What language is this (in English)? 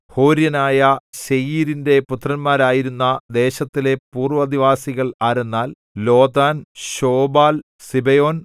Malayalam